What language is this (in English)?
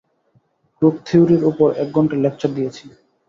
Bangla